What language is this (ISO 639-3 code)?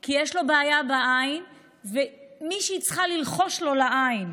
heb